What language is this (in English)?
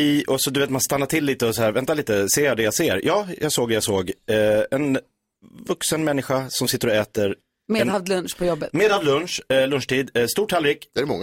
Swedish